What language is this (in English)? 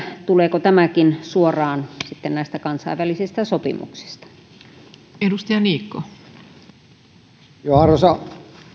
Finnish